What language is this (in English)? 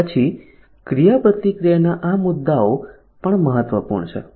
Gujarati